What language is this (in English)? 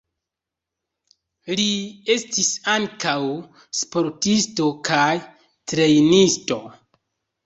Esperanto